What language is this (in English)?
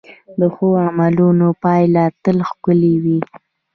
Pashto